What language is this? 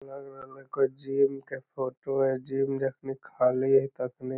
Magahi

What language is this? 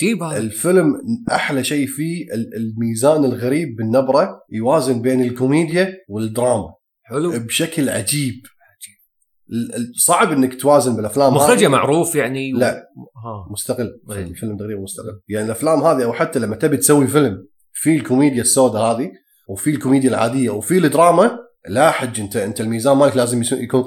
Arabic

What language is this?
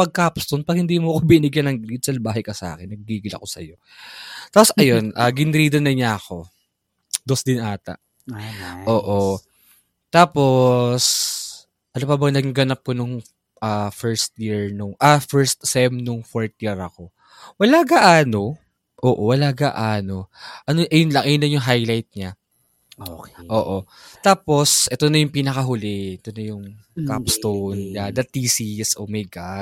Filipino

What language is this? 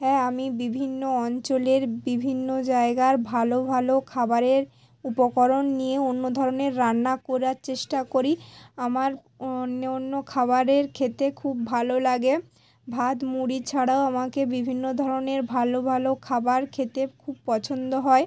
Bangla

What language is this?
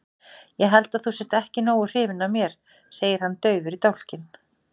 Icelandic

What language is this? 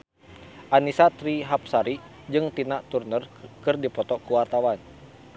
Sundanese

